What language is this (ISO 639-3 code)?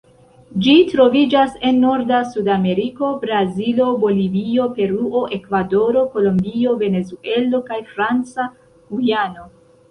epo